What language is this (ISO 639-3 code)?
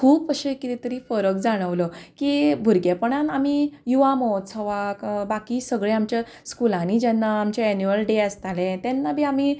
kok